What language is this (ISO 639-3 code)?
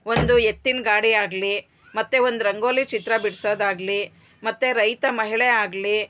kan